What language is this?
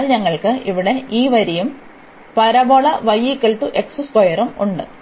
Malayalam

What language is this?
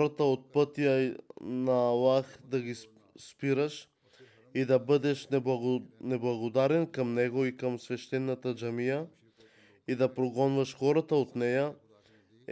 Bulgarian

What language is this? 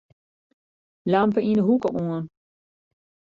Western Frisian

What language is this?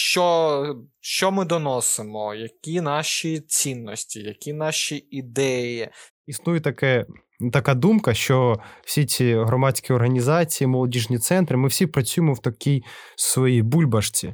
Ukrainian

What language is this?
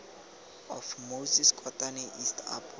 Tswana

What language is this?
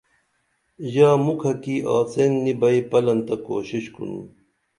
Dameli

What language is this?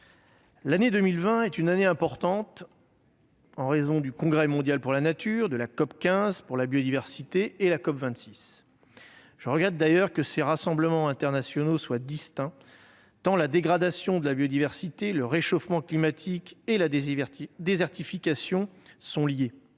French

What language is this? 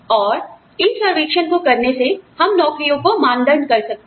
Hindi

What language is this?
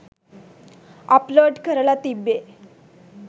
Sinhala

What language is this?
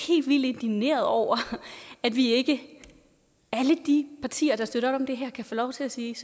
Danish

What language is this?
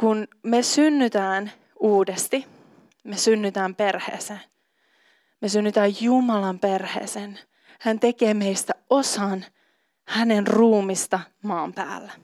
Finnish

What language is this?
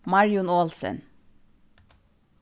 Faroese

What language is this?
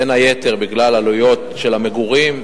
Hebrew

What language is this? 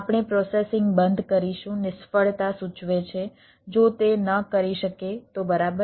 Gujarati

